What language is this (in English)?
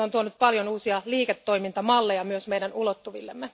Finnish